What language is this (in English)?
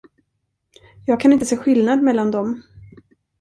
Swedish